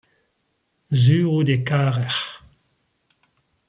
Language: Breton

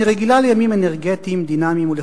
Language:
Hebrew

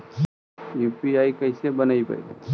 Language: Magahi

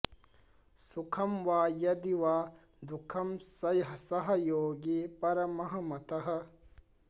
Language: Sanskrit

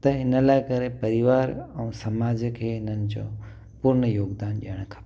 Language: Sindhi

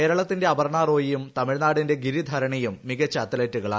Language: Malayalam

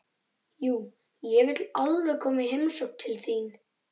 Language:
Icelandic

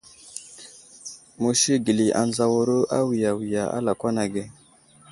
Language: Wuzlam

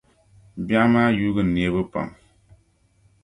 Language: Dagbani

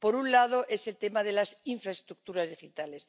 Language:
Spanish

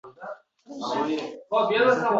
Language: Uzbek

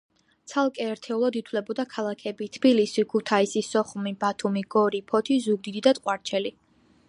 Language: Georgian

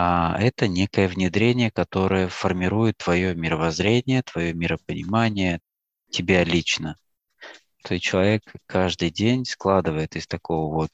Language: Russian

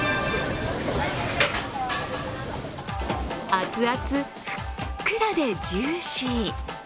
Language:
Japanese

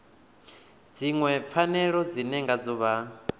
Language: Venda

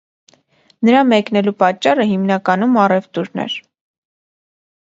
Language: Armenian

